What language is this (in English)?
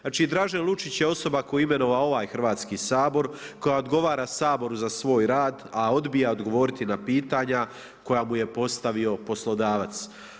Croatian